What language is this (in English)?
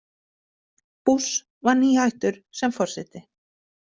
Icelandic